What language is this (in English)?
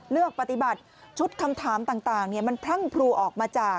Thai